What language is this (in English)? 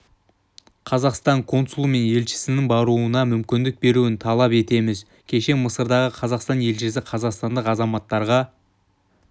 Kazakh